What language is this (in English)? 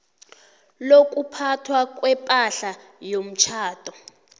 South Ndebele